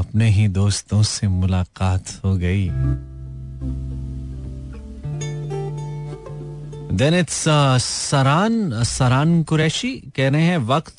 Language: Hindi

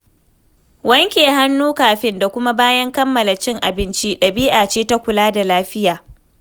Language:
Hausa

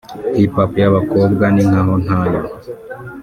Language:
Kinyarwanda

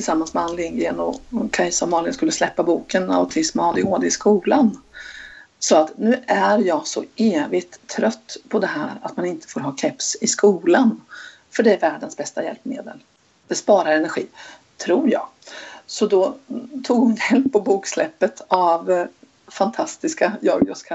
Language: Swedish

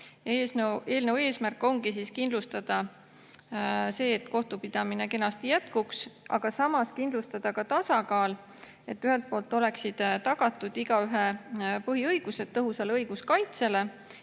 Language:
Estonian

